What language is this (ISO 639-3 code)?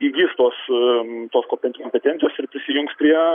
lit